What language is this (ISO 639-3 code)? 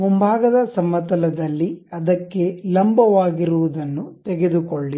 kan